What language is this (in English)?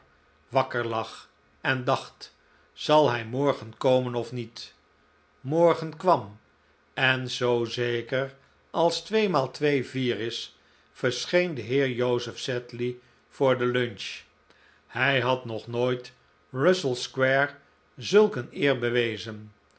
Dutch